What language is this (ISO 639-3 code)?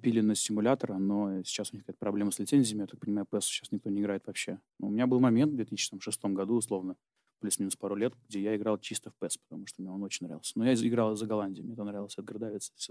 rus